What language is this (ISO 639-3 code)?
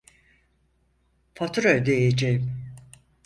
tur